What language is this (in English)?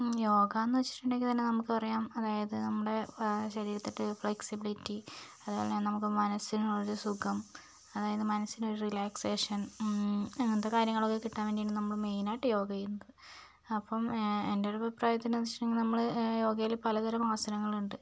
Malayalam